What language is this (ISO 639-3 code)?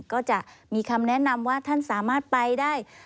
tha